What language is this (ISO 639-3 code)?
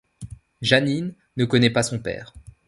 fra